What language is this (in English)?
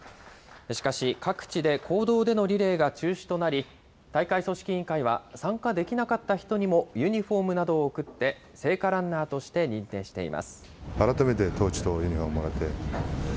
Japanese